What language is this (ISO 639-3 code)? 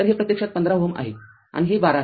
mar